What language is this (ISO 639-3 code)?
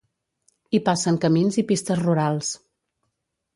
cat